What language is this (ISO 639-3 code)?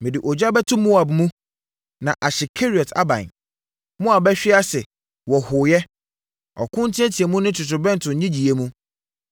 aka